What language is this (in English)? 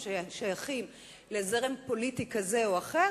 Hebrew